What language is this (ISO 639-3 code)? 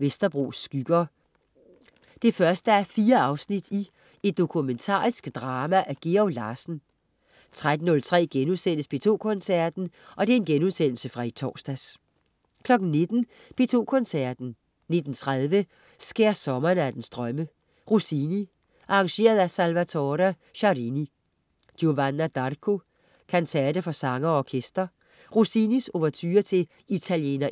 dan